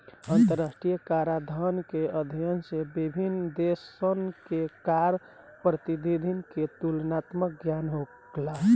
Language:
Bhojpuri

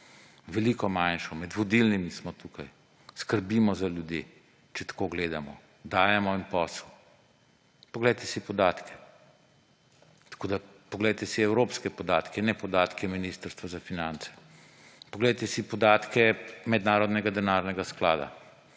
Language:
Slovenian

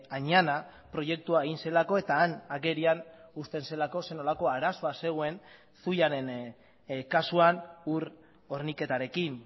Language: Basque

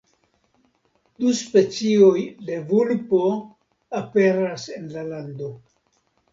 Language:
Esperanto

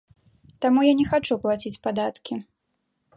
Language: Belarusian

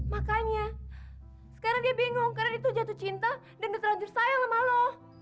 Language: Indonesian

